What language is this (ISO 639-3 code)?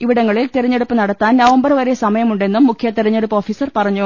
mal